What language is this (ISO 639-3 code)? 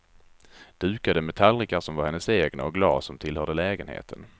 swe